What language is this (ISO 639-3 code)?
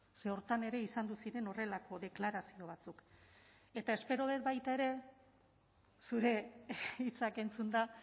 eus